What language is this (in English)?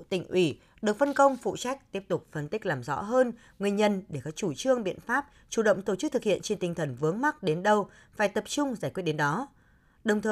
Vietnamese